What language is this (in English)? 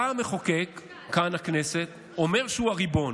Hebrew